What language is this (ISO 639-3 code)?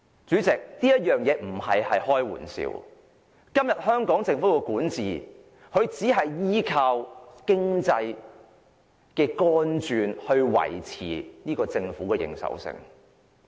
yue